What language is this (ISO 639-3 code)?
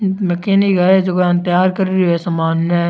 raj